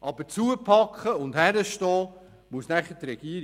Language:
Swiss German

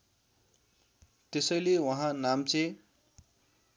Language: Nepali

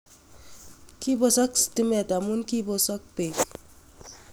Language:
Kalenjin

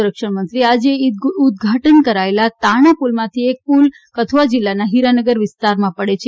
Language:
Gujarati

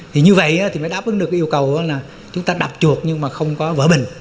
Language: Vietnamese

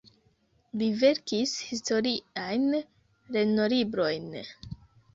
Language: Esperanto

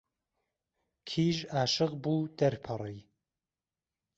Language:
Central Kurdish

